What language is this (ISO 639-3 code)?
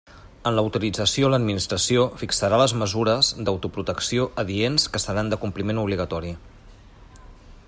cat